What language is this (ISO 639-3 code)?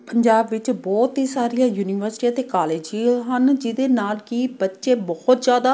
pan